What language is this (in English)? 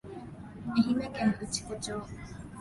Japanese